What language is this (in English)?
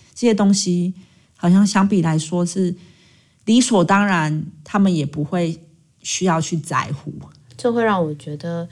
Chinese